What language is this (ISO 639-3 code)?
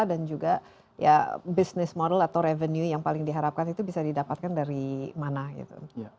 ind